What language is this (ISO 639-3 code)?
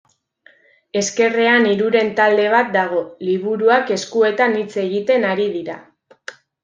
eus